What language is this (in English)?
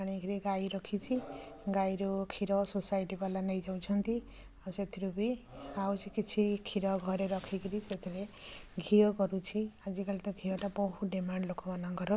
Odia